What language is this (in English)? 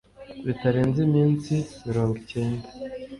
Kinyarwanda